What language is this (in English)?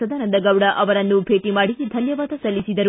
Kannada